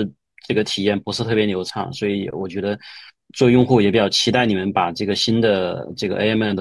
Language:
Chinese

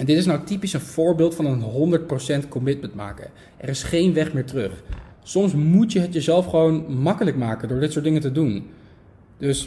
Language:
Dutch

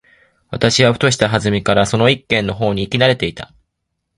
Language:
Japanese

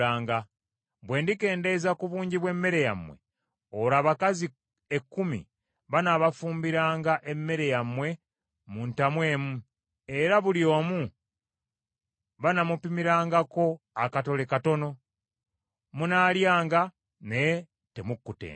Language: Ganda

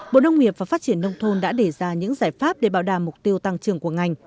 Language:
Vietnamese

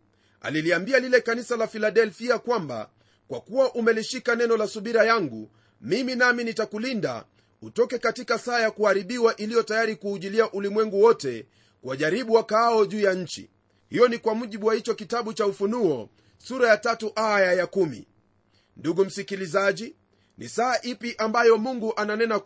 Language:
Swahili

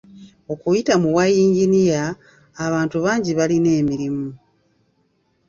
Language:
Ganda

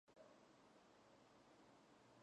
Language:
Georgian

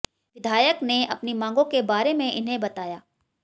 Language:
Hindi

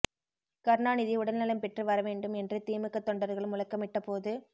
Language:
Tamil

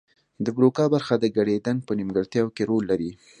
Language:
Pashto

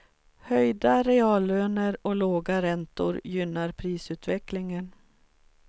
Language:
Swedish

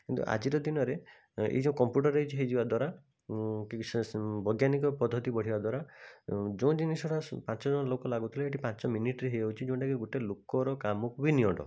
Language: Odia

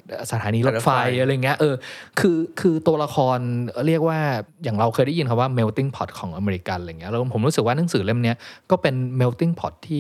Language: Thai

